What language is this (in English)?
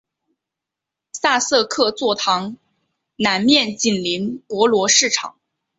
Chinese